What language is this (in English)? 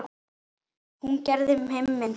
Icelandic